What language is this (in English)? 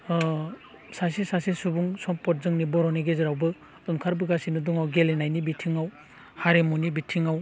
Bodo